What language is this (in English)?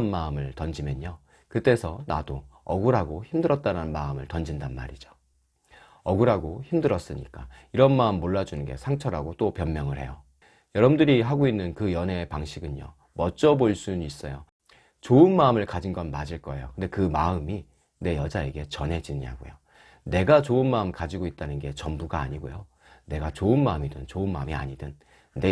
Korean